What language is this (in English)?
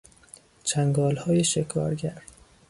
Persian